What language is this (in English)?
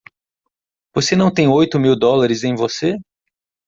Portuguese